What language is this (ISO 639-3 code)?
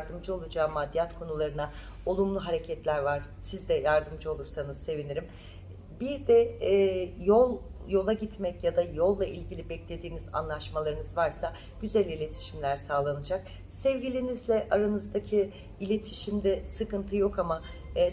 tur